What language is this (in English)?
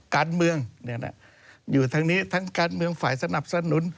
Thai